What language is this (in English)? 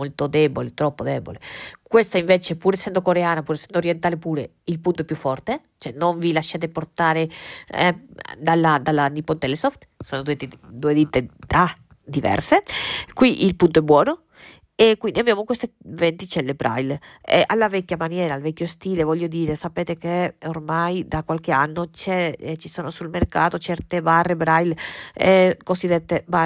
Italian